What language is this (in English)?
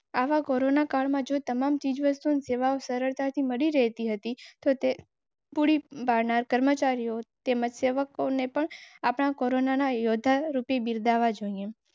Gujarati